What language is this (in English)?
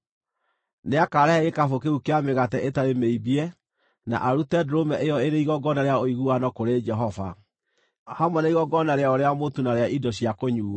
Kikuyu